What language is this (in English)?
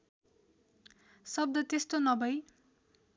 Nepali